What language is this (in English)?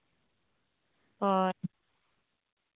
Santali